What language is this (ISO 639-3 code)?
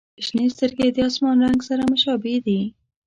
pus